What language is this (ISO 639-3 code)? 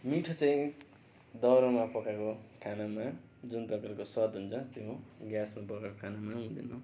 nep